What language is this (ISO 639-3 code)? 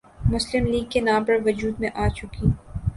urd